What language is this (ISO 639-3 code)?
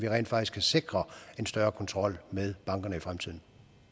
dan